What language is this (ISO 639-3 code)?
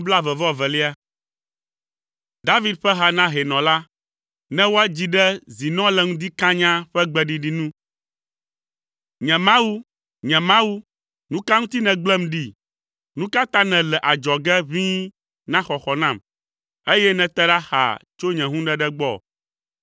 ewe